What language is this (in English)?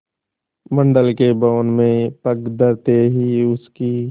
Hindi